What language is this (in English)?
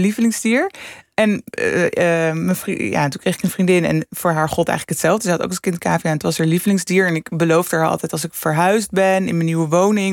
Dutch